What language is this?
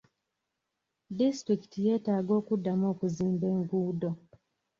Ganda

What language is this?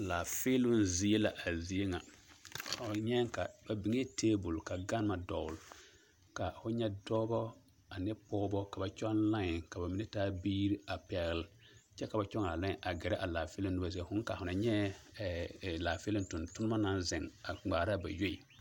Southern Dagaare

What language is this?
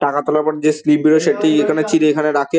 Bangla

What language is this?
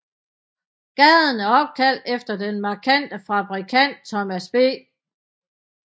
Danish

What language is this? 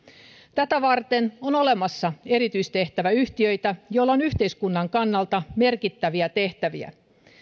Finnish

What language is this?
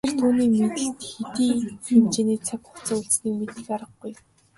Mongolian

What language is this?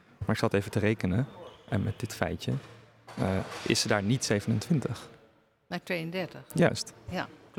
Dutch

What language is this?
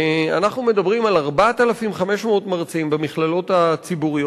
Hebrew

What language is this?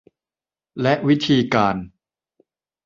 Thai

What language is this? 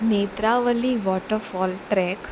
Konkani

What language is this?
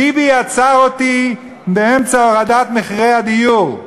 Hebrew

